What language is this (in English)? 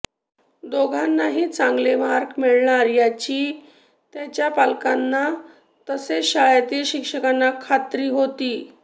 Marathi